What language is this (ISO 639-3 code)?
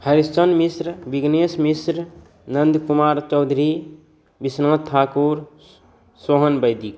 mai